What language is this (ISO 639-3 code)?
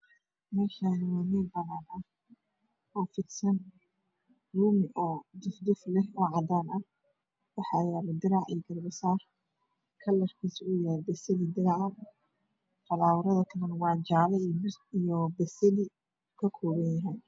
som